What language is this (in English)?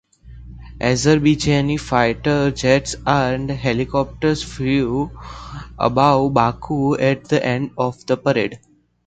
English